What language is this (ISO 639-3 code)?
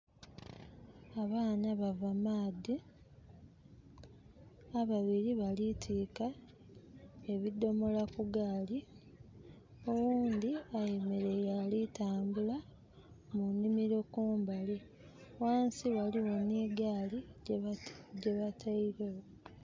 xog